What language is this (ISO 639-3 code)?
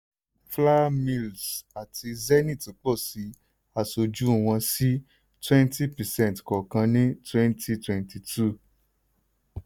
yor